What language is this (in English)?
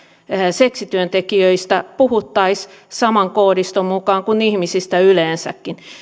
Finnish